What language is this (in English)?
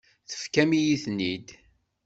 Kabyle